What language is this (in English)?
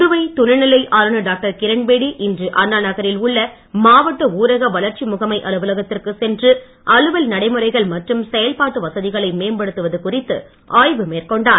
Tamil